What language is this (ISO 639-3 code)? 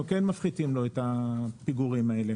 heb